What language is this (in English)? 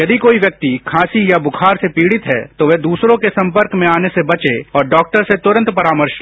Hindi